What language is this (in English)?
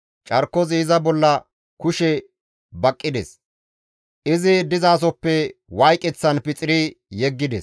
Gamo